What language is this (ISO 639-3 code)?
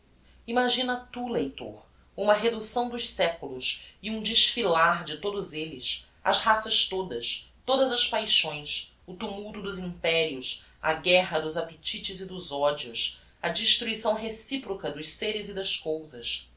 por